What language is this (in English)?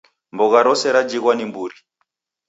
Taita